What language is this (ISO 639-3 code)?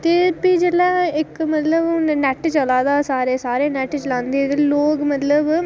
doi